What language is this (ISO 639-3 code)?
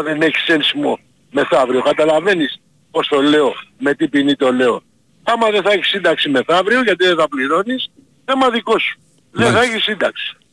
ell